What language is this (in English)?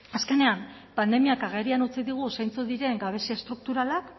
Basque